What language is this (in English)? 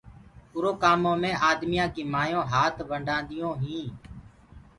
Gurgula